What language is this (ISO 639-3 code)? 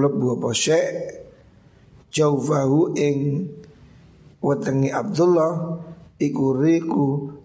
ind